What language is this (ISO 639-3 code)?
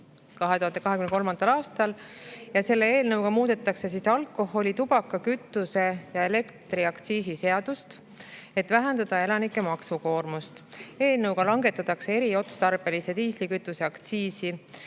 est